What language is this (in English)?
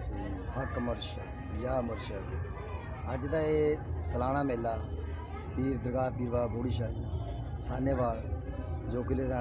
Hindi